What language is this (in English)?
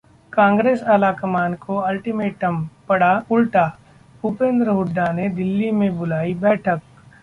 Hindi